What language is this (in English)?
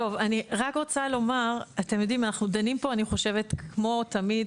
Hebrew